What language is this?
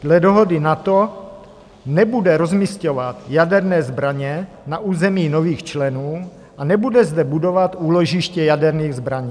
Czech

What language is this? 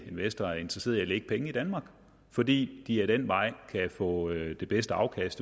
Danish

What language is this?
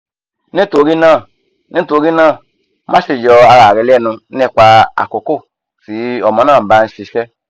Yoruba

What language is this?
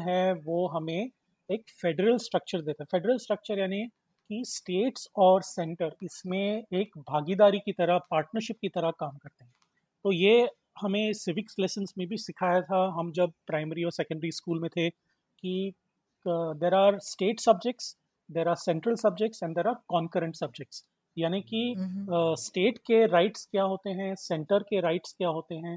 Hindi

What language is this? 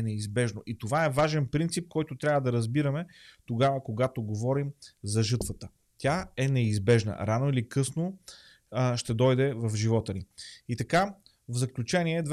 Bulgarian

